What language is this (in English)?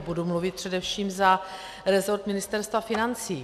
Czech